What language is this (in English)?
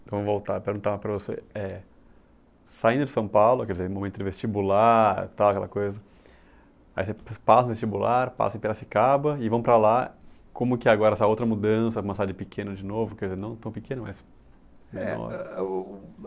Portuguese